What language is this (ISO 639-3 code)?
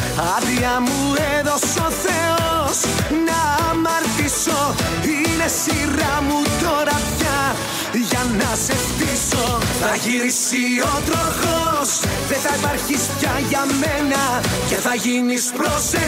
ell